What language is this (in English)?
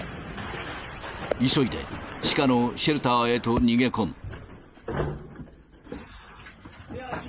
Japanese